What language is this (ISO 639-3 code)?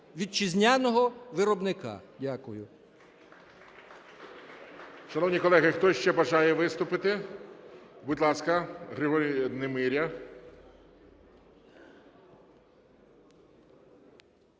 ukr